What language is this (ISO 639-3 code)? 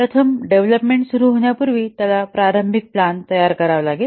mar